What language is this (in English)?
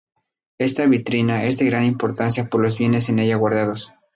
Spanish